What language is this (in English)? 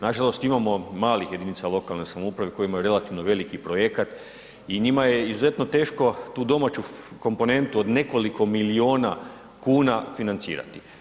Croatian